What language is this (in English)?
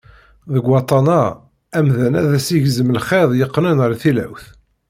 Kabyle